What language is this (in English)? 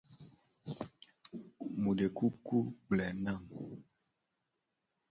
Gen